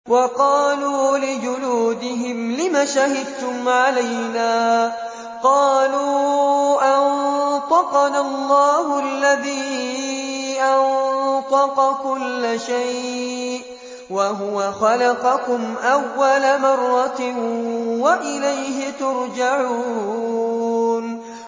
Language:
Arabic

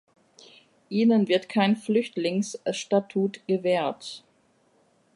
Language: German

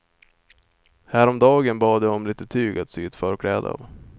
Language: Swedish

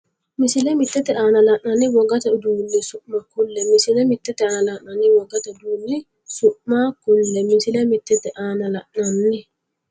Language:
Sidamo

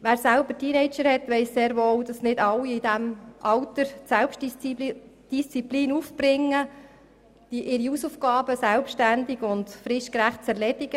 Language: Swiss German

